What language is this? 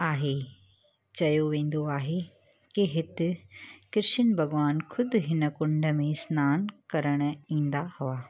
Sindhi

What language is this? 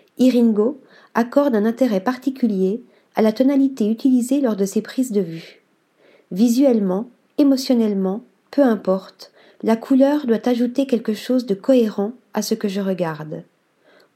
French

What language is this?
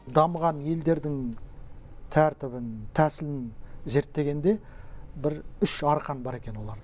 Kazakh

